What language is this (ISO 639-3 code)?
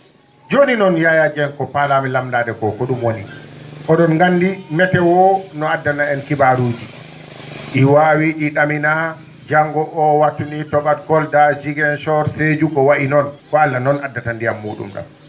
ful